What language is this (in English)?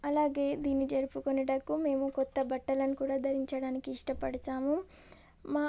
Telugu